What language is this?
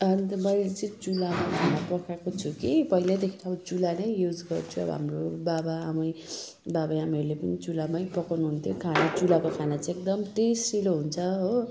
Nepali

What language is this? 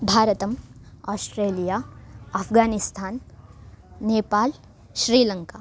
Sanskrit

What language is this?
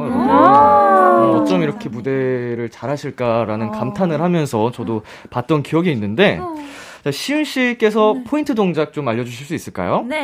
Korean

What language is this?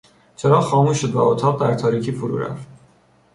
Persian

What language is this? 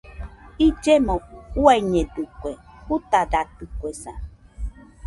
Nüpode Huitoto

